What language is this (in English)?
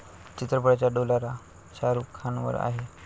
Marathi